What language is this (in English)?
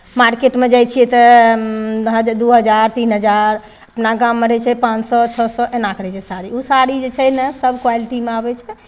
Maithili